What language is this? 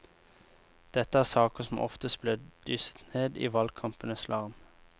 Norwegian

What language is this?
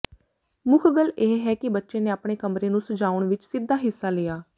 Punjabi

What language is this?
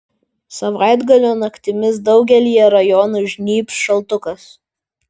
Lithuanian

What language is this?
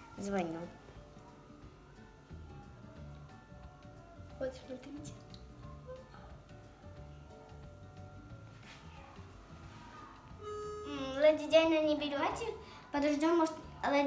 Russian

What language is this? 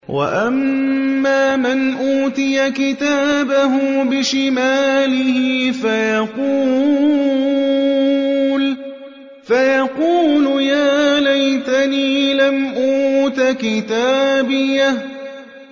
Arabic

